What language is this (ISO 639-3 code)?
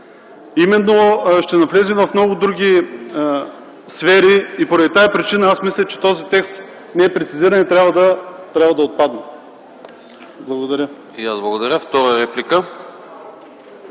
bul